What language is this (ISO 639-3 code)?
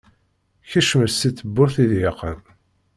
kab